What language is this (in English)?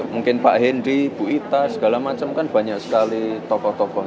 Indonesian